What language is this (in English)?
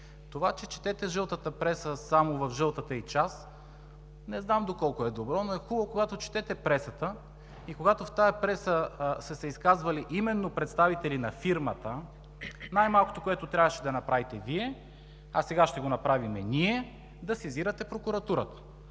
Bulgarian